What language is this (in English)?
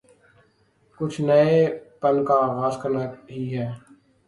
Urdu